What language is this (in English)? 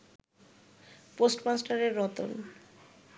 Bangla